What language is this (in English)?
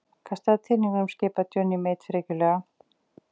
Icelandic